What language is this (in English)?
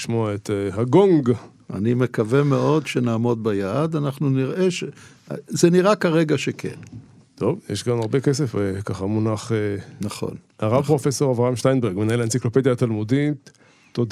Hebrew